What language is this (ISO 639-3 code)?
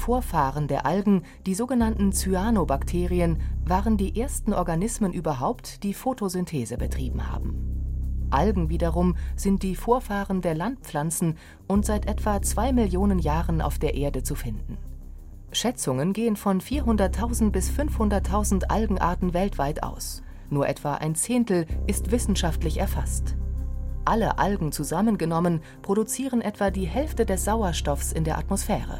deu